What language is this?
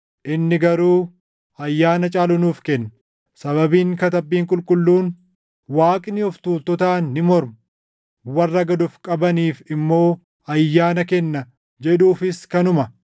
Oromo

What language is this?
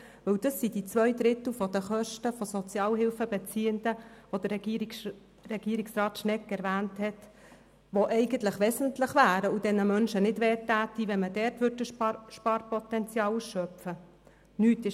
Swiss German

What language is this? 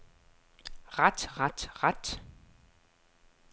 Danish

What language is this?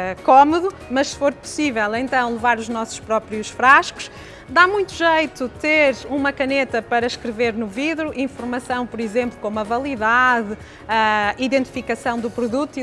Portuguese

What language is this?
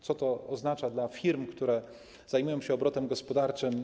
Polish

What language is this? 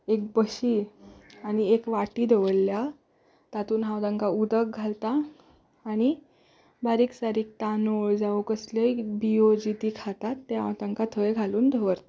Konkani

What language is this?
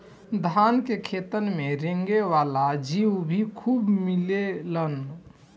Bhojpuri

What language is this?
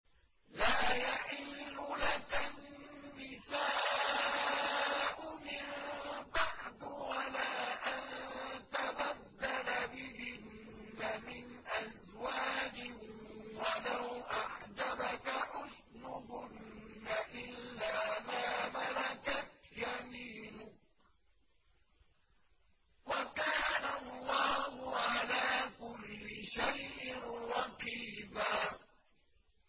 Arabic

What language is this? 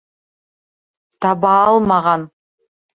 Bashkir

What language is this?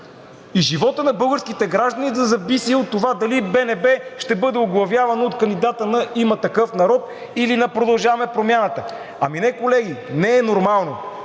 Bulgarian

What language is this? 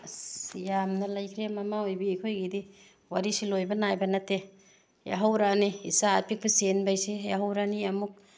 Manipuri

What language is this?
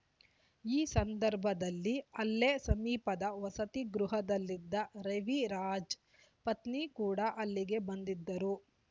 Kannada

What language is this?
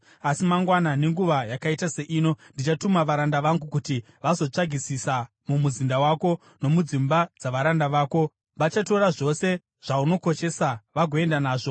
Shona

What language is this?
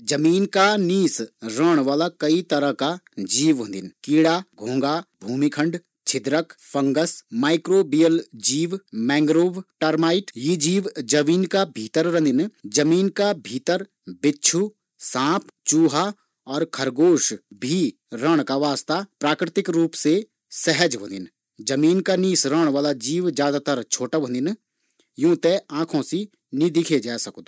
Garhwali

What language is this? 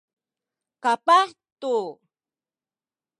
Sakizaya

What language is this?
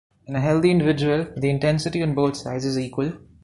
English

